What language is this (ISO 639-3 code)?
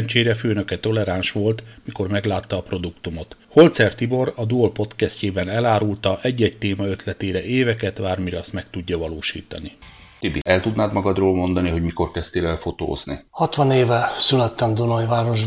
hun